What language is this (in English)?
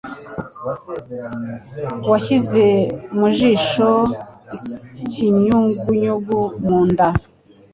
Kinyarwanda